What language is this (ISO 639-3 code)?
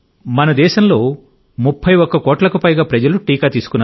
tel